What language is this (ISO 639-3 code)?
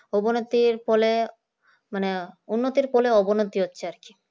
ben